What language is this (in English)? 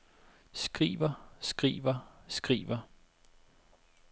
Danish